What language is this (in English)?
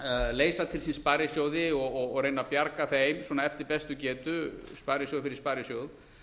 Icelandic